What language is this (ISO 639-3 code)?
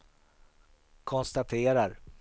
swe